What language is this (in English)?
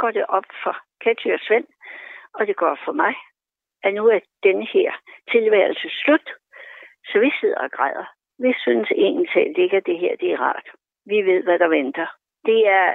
Danish